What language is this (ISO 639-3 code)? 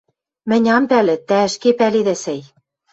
mrj